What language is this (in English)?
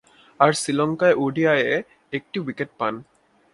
Bangla